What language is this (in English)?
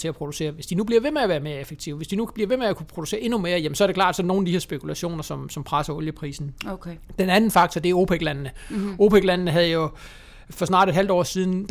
Danish